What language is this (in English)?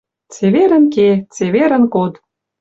Western Mari